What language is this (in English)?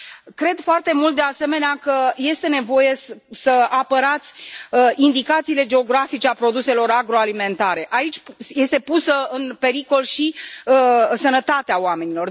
Romanian